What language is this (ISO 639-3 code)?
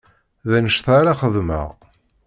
kab